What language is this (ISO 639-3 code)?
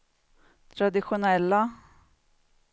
swe